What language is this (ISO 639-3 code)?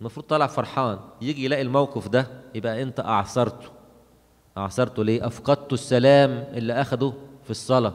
ara